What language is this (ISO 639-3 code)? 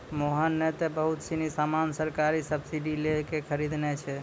mai